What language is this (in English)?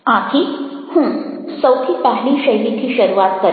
Gujarati